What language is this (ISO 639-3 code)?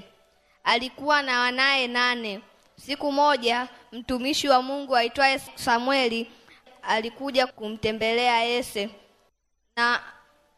swa